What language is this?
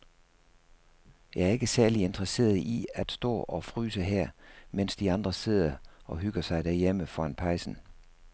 Danish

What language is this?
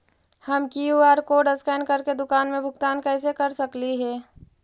Magahi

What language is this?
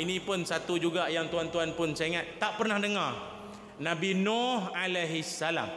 Malay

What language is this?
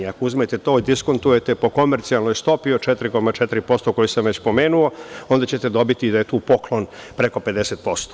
Serbian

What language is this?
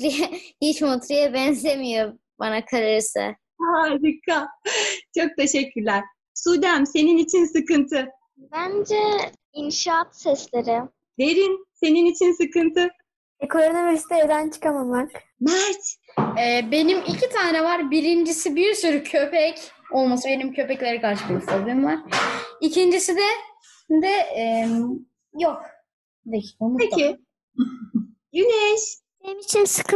Turkish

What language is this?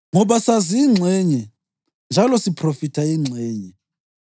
North Ndebele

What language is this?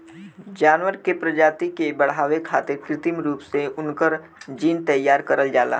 Bhojpuri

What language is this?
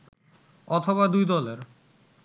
Bangla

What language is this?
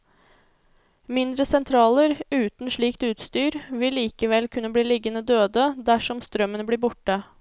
Norwegian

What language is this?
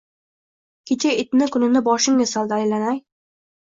Uzbek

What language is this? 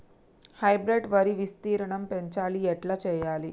Telugu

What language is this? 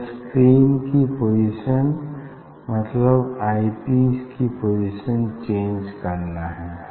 Hindi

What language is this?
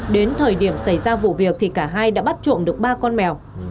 Vietnamese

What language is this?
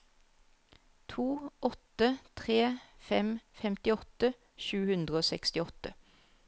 Norwegian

